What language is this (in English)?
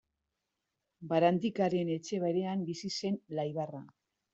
Basque